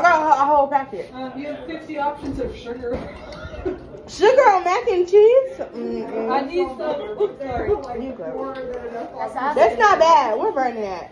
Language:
English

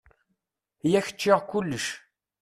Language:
Kabyle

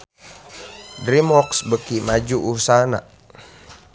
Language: Sundanese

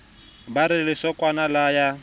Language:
Southern Sotho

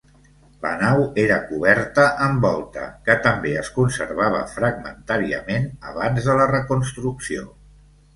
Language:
Catalan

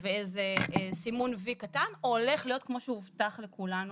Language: Hebrew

